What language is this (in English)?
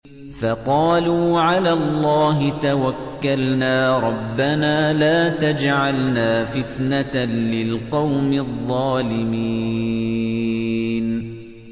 Arabic